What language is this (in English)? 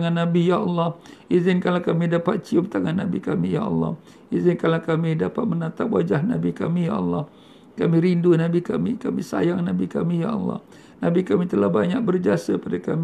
Malay